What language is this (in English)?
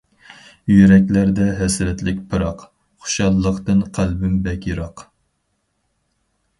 Uyghur